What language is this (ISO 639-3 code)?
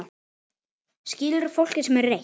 isl